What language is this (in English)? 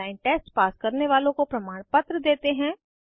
Hindi